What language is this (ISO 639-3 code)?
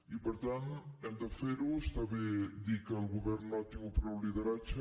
cat